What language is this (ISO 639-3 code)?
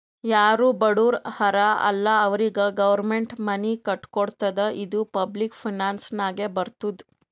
kan